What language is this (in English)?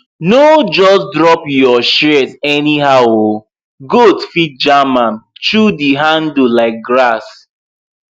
Nigerian Pidgin